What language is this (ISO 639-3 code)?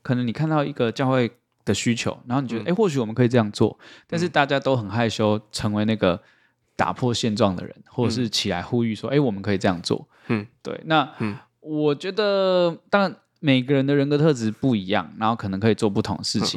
zho